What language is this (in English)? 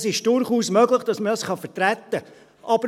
Swiss German